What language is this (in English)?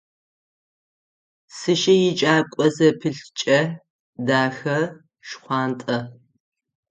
Adyghe